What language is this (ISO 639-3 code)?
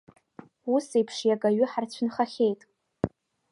abk